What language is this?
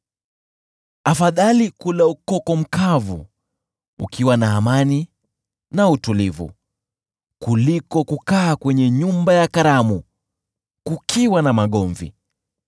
Swahili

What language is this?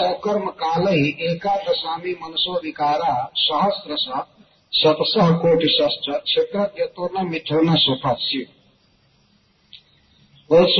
Hindi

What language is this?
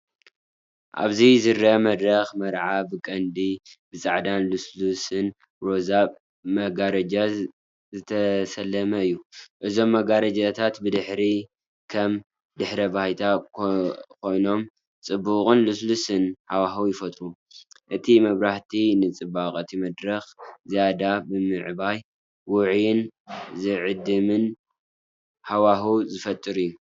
Tigrinya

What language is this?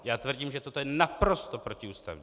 Czech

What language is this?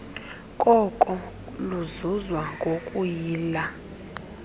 Xhosa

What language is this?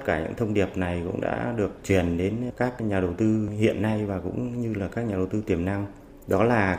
Vietnamese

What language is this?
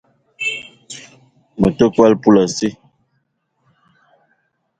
Eton (Cameroon)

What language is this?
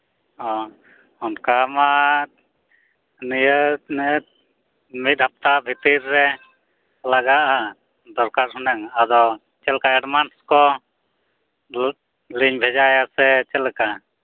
Santali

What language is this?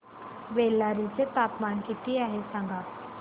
Marathi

